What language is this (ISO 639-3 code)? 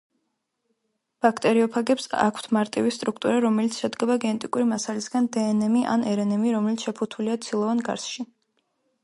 kat